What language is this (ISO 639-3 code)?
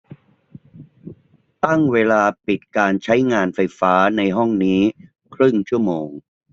tha